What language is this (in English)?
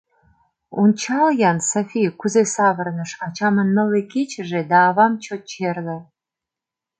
Mari